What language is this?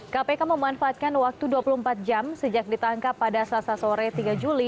Indonesian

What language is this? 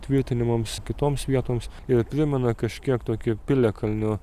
Lithuanian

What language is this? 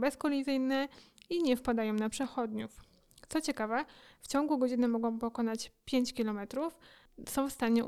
Polish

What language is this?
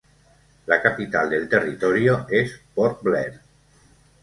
Spanish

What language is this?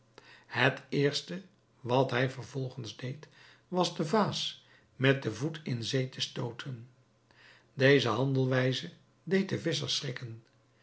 Dutch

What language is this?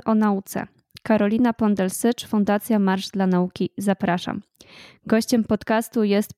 Polish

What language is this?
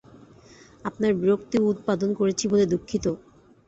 Bangla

